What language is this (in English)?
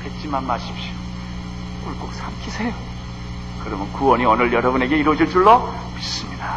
Korean